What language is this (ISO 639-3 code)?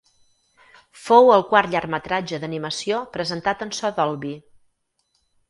cat